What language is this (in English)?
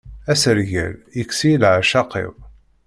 Kabyle